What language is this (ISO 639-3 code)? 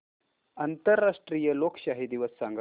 mar